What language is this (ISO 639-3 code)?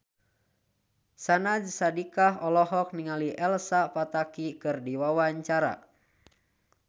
sun